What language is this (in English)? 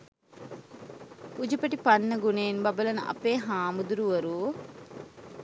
Sinhala